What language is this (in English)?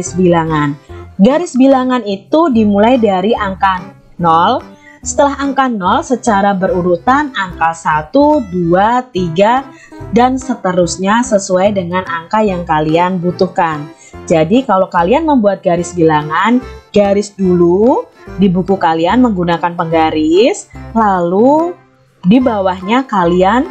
Indonesian